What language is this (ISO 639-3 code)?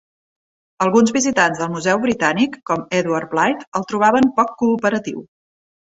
cat